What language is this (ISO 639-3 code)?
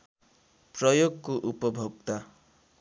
nep